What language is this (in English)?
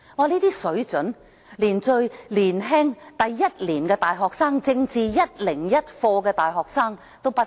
Cantonese